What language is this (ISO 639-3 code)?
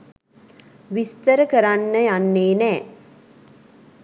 sin